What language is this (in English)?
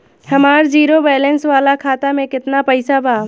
Bhojpuri